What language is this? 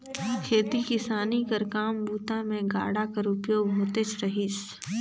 Chhattisgarhi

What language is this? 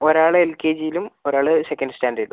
Malayalam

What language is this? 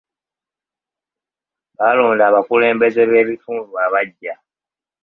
Ganda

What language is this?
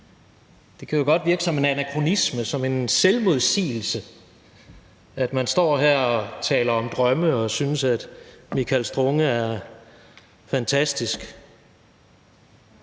Danish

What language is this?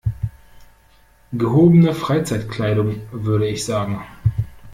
German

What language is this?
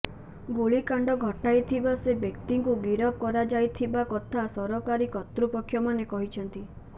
Odia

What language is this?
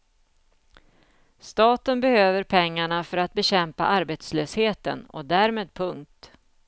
Swedish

